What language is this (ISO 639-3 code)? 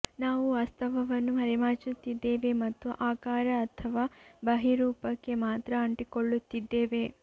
kan